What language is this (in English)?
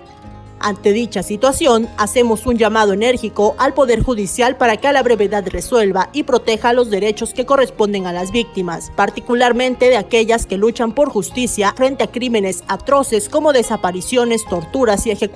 Spanish